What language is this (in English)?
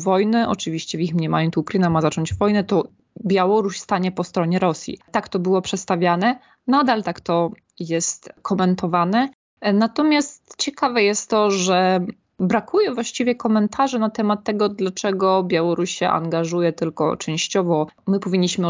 Polish